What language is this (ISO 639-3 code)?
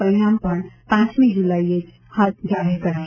guj